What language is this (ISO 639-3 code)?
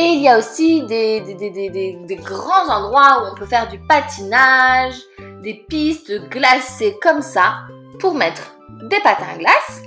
fra